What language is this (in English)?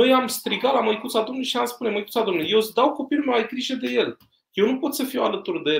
Romanian